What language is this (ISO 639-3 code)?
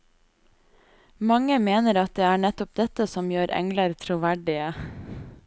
nor